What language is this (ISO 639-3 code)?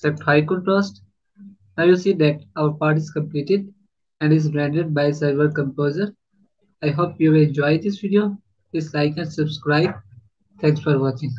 eng